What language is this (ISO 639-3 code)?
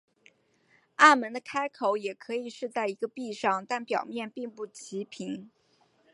zho